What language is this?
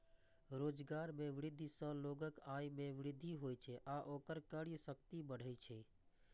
Maithili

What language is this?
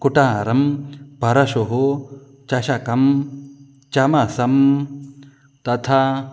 Sanskrit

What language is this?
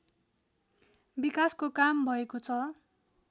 Nepali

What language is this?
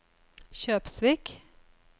Norwegian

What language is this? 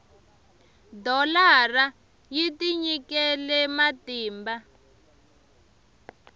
Tsonga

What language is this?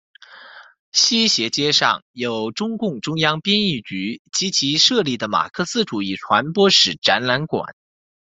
Chinese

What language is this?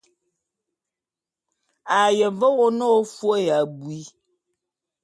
Bulu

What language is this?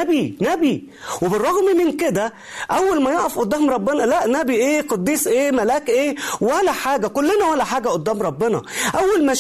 Arabic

